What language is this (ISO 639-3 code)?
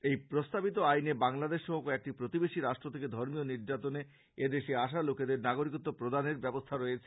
ben